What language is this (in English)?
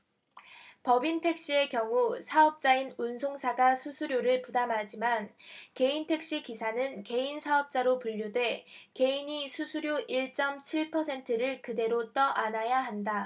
Korean